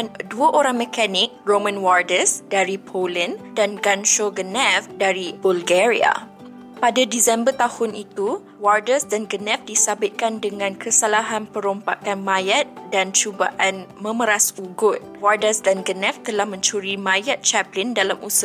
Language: Malay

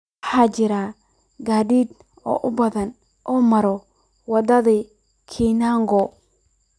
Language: Somali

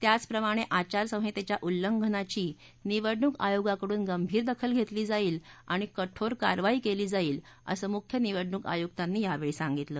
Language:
Marathi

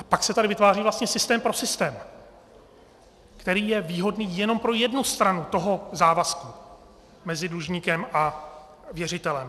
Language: Czech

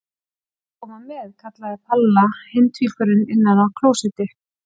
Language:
Icelandic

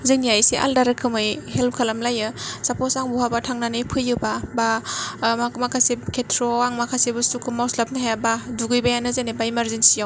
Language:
Bodo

